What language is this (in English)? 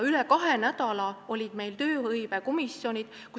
Estonian